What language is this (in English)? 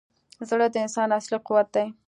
Pashto